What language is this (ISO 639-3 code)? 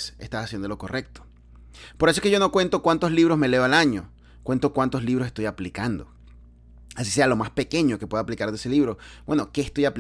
spa